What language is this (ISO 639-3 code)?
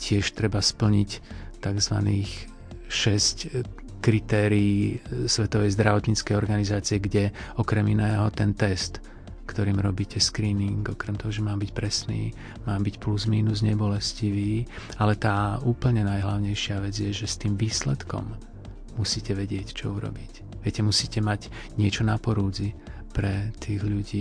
slk